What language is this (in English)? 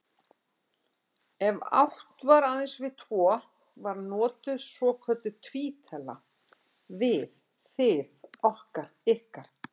Icelandic